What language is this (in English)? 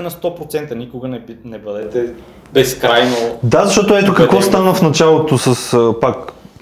Bulgarian